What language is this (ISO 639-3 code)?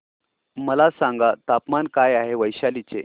mar